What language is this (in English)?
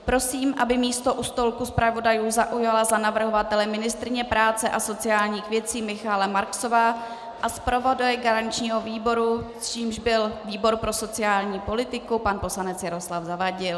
Czech